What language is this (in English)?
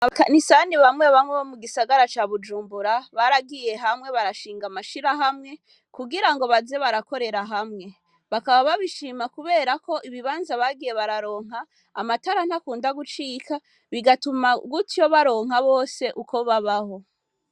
Rundi